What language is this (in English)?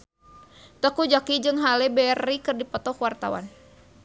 Sundanese